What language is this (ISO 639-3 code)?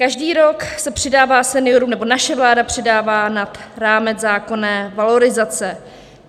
ces